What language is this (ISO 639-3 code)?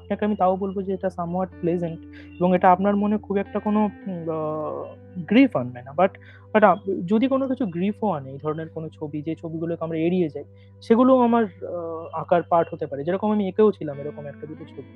ben